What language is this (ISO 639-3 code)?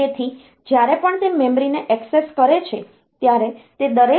guj